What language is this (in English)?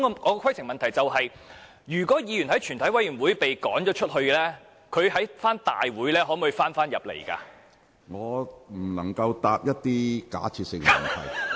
Cantonese